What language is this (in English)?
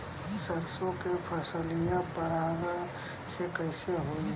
Bhojpuri